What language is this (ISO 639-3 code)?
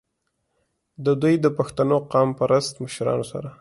pus